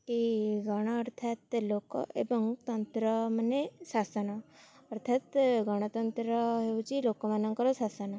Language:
Odia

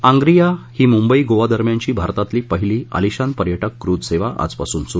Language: Marathi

